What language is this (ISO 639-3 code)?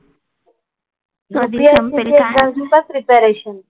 mar